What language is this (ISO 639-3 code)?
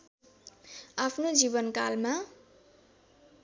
nep